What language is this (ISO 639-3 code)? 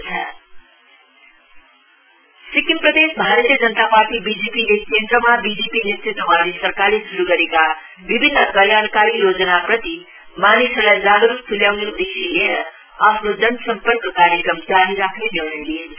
nep